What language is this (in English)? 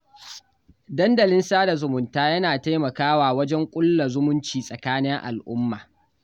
Hausa